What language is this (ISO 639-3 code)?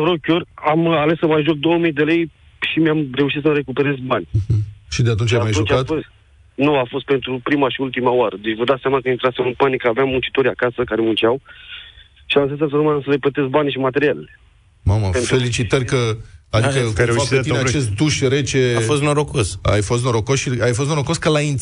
ron